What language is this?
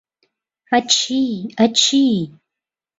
Mari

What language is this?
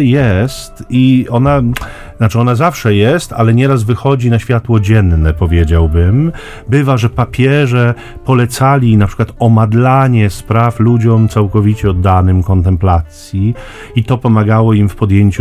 Polish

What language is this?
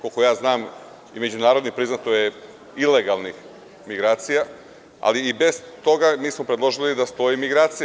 Serbian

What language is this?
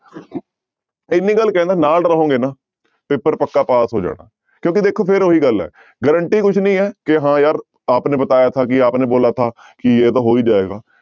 Punjabi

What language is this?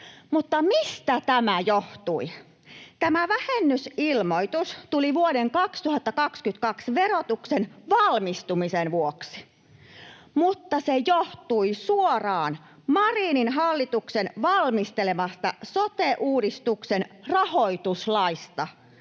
Finnish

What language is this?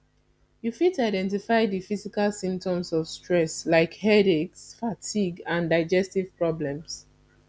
Nigerian Pidgin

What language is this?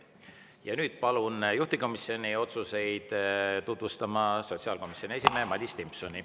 Estonian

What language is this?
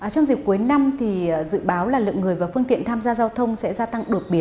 Vietnamese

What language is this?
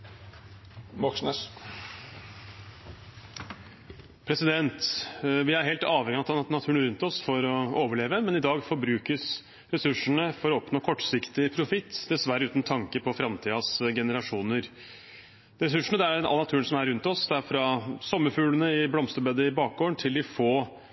Norwegian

